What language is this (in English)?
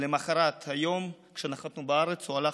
Hebrew